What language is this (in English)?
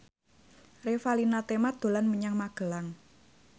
Javanese